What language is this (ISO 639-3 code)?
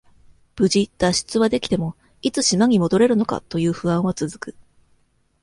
jpn